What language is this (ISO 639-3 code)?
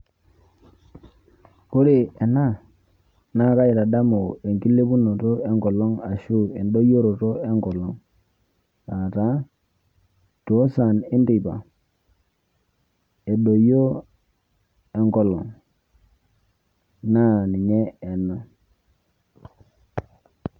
mas